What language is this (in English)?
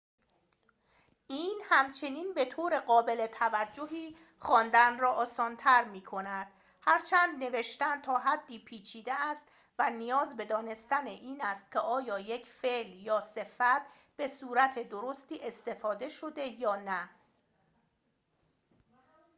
Persian